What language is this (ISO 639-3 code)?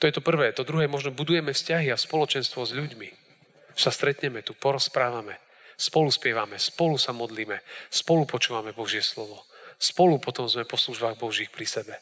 slk